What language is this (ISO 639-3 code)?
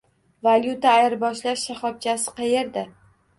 uzb